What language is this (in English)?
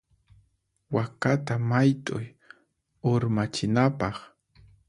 Puno Quechua